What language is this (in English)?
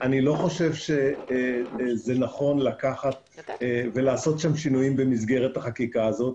Hebrew